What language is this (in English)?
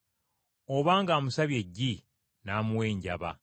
Ganda